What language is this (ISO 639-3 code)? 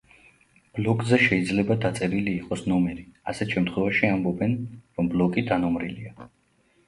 kat